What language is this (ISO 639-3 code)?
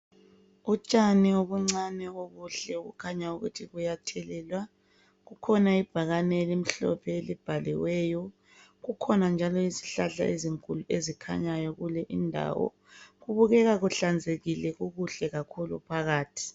nde